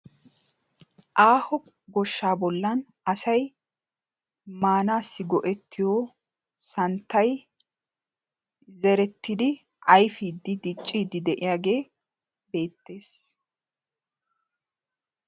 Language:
Wolaytta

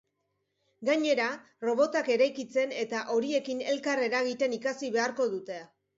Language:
Basque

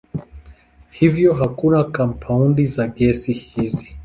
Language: Swahili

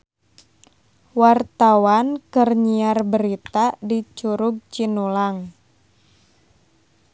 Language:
Sundanese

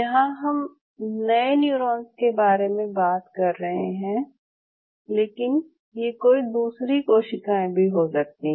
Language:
Hindi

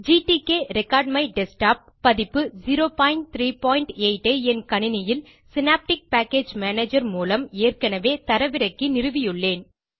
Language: Tamil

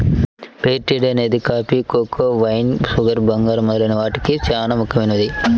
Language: Telugu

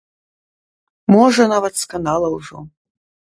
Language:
Belarusian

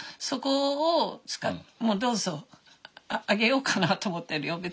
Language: Japanese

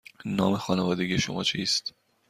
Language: Persian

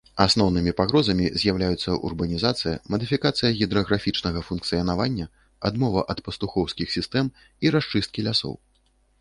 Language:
Belarusian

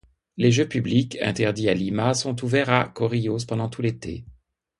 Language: French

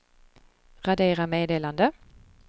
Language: Swedish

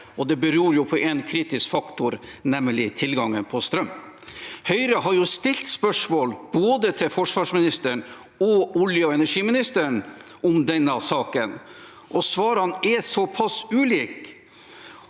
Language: Norwegian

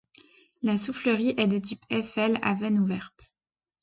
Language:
French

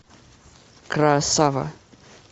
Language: Russian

